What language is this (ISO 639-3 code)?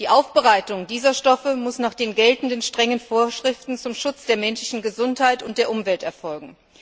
deu